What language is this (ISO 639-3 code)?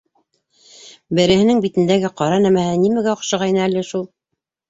bak